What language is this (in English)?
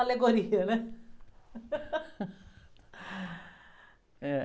Portuguese